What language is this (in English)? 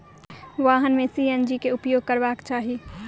Maithili